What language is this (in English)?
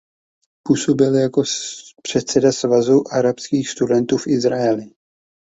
Czech